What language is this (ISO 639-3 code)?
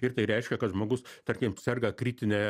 lit